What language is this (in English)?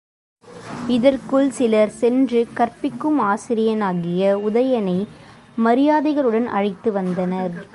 Tamil